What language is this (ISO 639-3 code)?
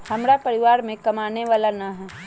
mag